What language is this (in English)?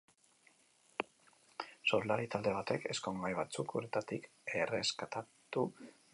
Basque